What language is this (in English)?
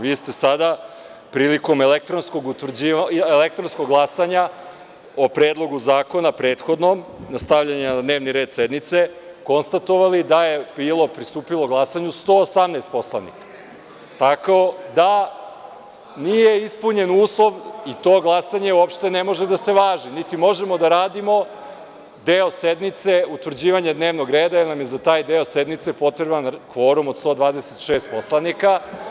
Serbian